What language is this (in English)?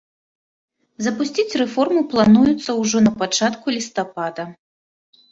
Belarusian